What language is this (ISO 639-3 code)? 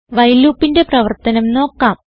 mal